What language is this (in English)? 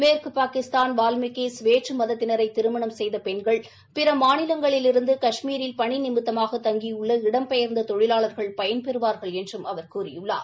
Tamil